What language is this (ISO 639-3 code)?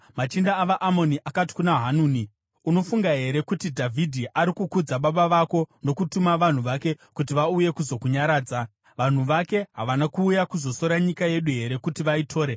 sna